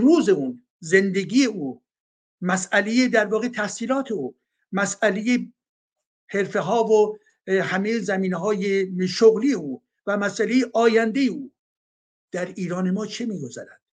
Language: Persian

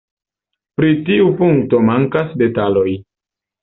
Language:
Esperanto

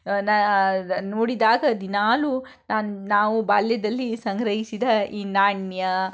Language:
Kannada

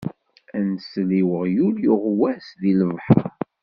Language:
Kabyle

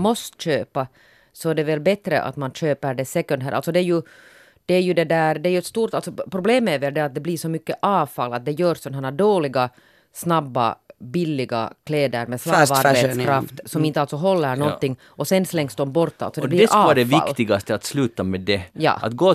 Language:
Swedish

